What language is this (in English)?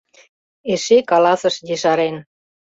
Mari